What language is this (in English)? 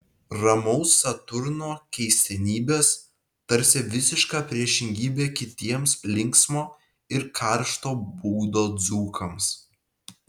Lithuanian